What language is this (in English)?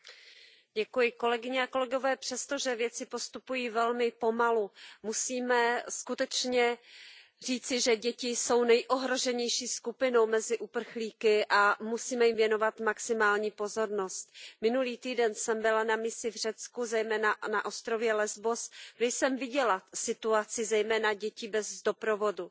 Czech